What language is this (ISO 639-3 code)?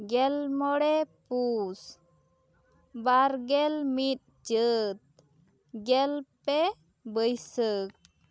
sat